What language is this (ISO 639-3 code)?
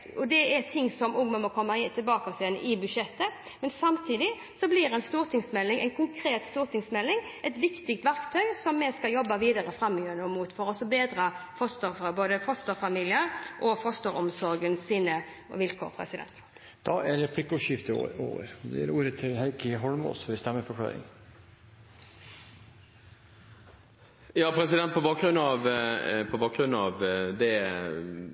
nor